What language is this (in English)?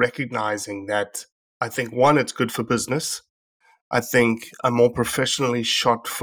English